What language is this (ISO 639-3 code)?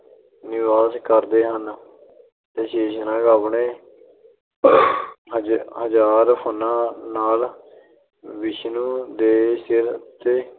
pan